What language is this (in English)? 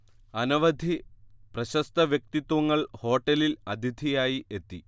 Malayalam